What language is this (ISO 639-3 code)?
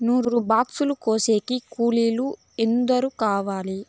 tel